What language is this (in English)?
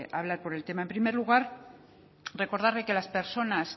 Spanish